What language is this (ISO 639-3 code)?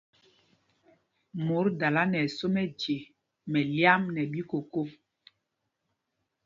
mgg